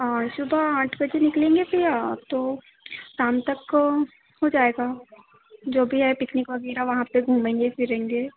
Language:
Hindi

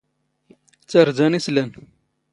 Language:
Standard Moroccan Tamazight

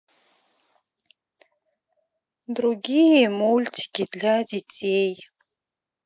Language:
Russian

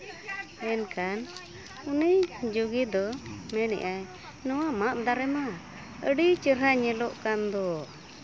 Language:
Santali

